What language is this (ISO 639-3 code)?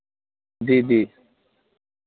doi